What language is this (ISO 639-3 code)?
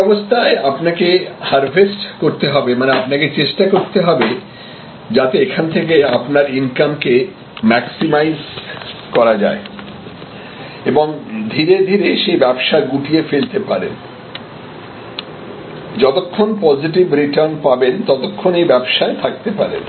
ben